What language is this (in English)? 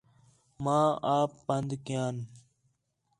Khetrani